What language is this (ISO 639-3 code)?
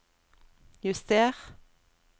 nor